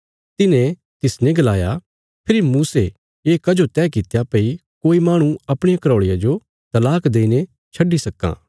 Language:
Bilaspuri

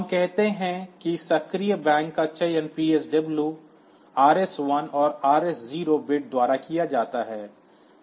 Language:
Hindi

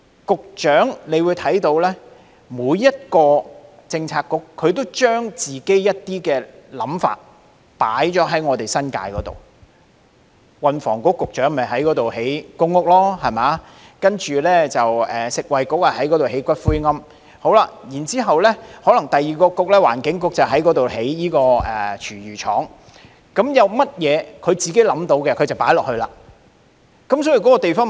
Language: Cantonese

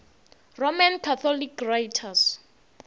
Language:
Northern Sotho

